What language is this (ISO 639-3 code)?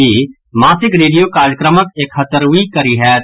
mai